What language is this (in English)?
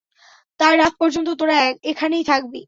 Bangla